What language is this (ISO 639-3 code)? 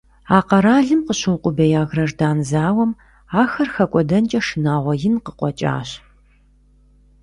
kbd